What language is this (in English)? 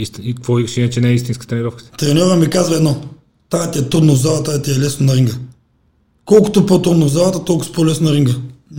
Bulgarian